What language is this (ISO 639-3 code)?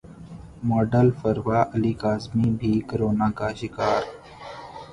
urd